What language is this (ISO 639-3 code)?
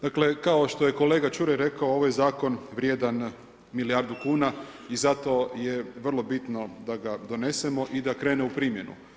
hrv